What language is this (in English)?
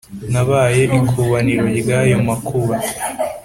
Kinyarwanda